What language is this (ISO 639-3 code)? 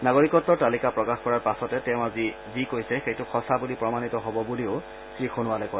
asm